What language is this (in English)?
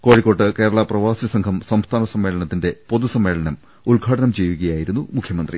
Malayalam